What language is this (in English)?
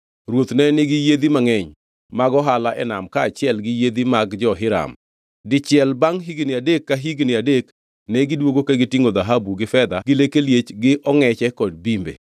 Luo (Kenya and Tanzania)